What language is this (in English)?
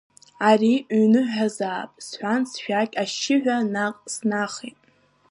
Abkhazian